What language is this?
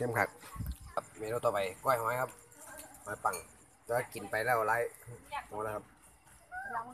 Thai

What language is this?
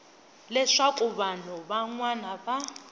Tsonga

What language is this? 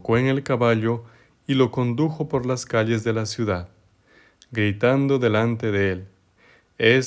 Spanish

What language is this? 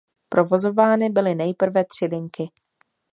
Czech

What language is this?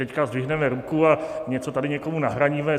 Czech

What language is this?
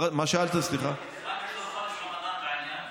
Hebrew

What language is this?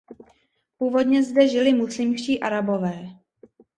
Czech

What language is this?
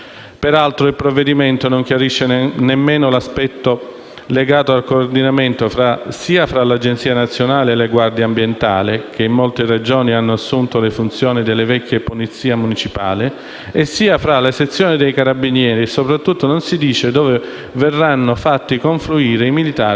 Italian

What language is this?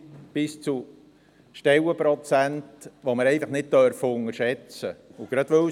Swiss German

